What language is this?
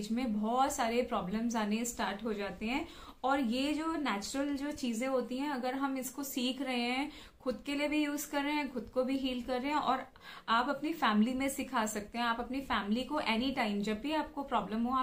Hindi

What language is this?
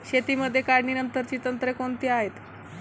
Marathi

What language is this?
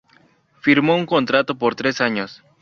Spanish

